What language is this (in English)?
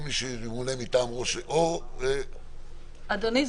Hebrew